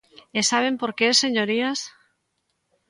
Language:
Galician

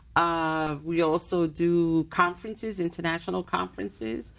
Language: English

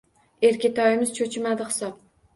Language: Uzbek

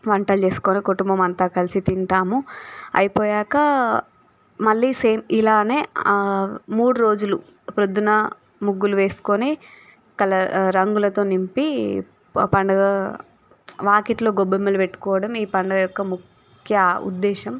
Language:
Telugu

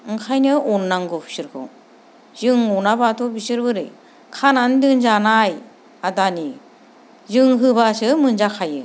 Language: Bodo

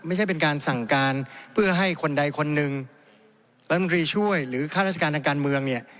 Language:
Thai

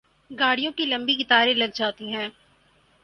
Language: Urdu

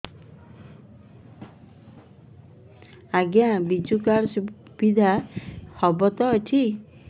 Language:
Odia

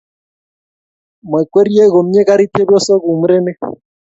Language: Kalenjin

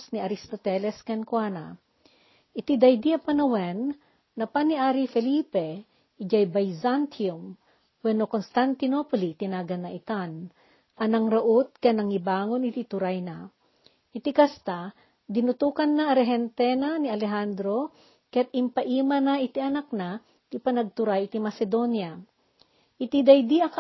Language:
Filipino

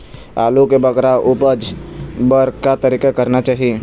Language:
Chhattisgarhi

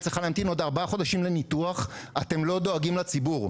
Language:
Hebrew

